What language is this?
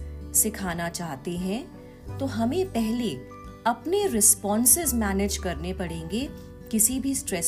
Hindi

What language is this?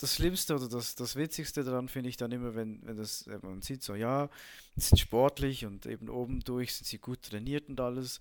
German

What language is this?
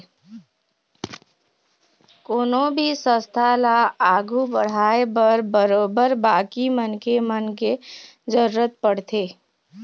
Chhattisgarhi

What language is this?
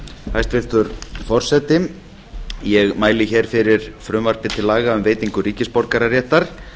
Icelandic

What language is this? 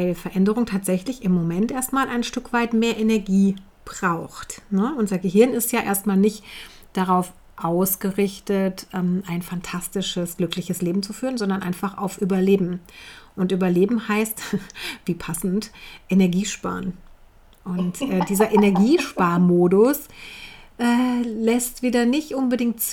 German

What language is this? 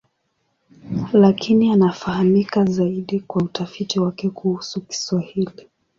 Swahili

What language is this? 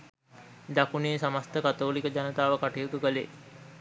Sinhala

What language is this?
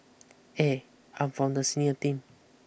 English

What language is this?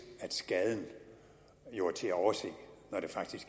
Danish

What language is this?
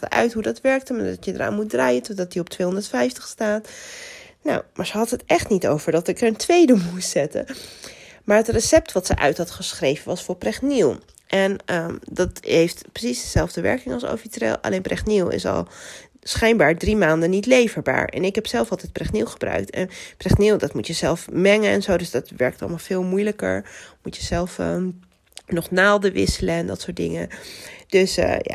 Dutch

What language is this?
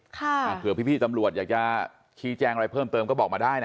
Thai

